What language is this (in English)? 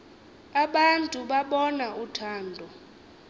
Xhosa